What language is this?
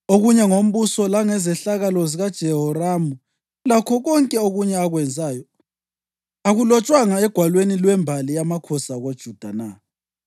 North Ndebele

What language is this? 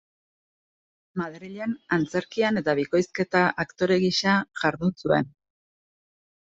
Basque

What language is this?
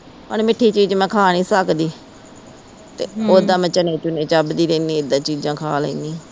Punjabi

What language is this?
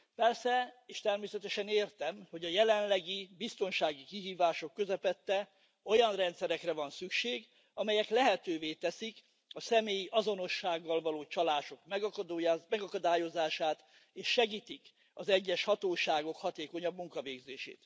Hungarian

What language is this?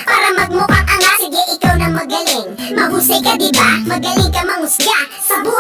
Korean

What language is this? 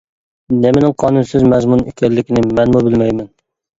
Uyghur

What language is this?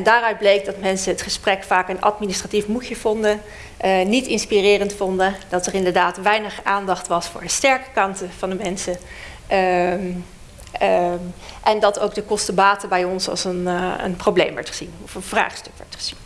Dutch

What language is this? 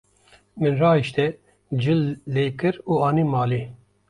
Kurdish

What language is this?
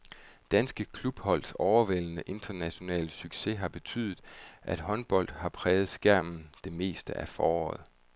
Danish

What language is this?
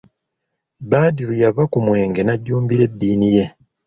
Ganda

